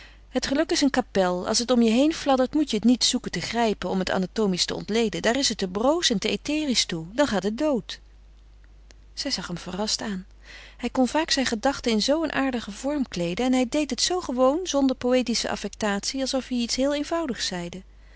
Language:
Dutch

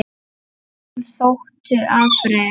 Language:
Icelandic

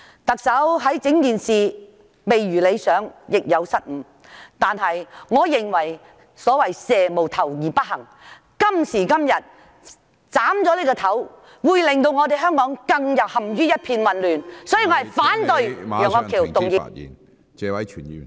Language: Cantonese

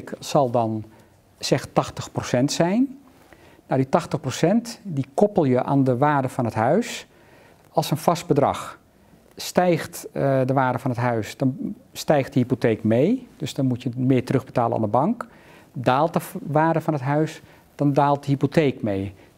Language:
Dutch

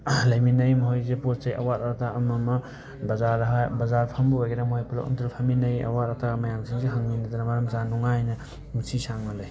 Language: Manipuri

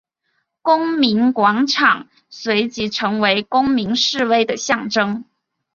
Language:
Chinese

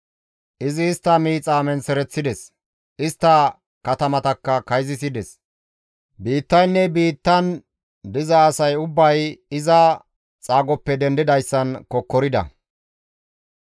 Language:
Gamo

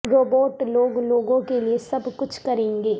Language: Urdu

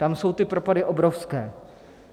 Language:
Czech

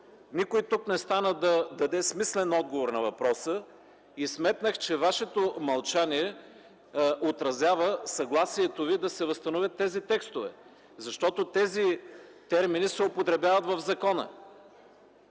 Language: Bulgarian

